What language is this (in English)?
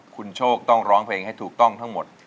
Thai